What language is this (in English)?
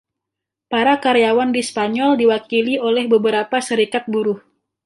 Indonesian